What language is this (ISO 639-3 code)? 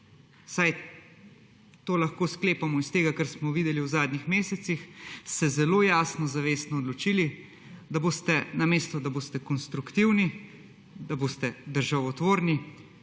slv